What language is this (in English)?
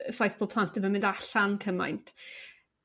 Welsh